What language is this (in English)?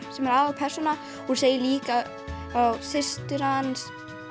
Icelandic